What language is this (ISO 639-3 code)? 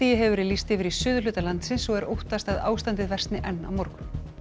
isl